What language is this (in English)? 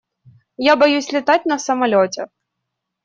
Russian